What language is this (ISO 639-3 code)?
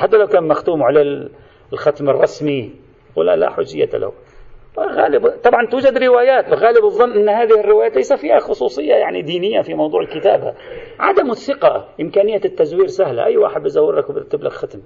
ara